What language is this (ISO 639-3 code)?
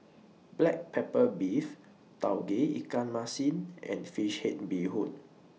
eng